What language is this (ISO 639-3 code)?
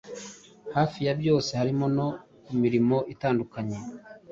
kin